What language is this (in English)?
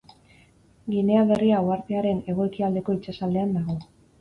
Basque